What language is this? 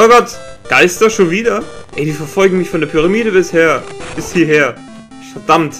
German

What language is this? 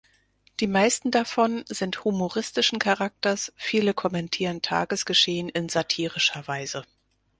German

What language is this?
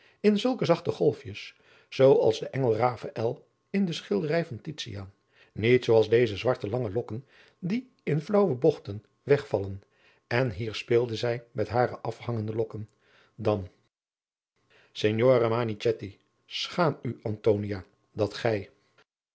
Dutch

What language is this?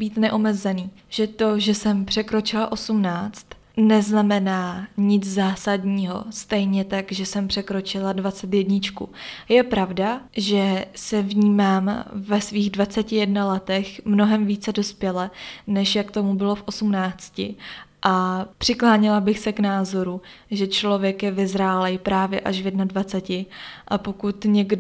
Czech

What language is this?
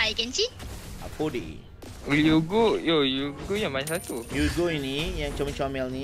Malay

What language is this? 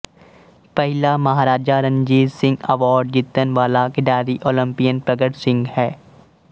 Punjabi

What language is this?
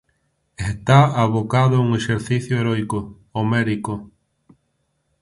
Galician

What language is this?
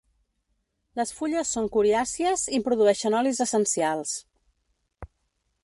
Catalan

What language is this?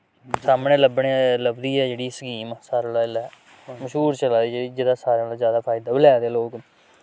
Dogri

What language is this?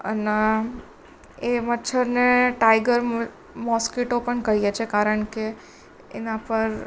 Gujarati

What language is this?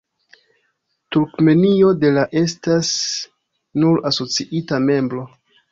Esperanto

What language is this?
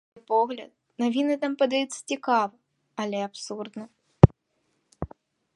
Belarusian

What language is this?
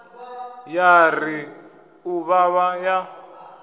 Venda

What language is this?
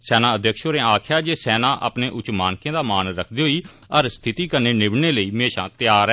Dogri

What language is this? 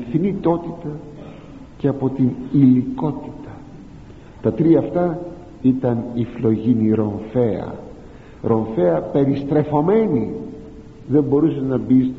Greek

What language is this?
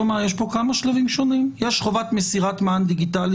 Hebrew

